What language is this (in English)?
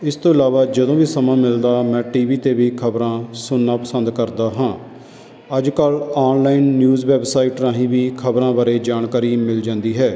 Punjabi